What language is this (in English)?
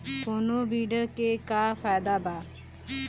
Bhojpuri